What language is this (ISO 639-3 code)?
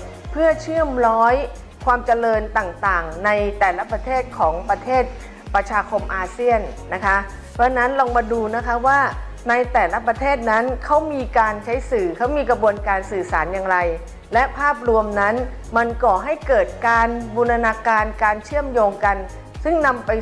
tha